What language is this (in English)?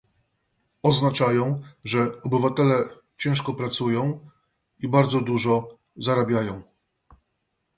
Polish